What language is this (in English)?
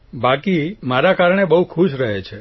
Gujarati